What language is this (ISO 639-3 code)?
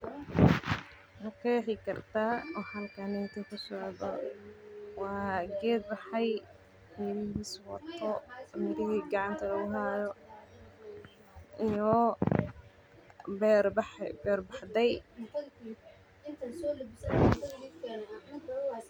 som